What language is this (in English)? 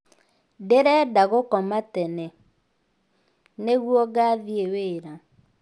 Kikuyu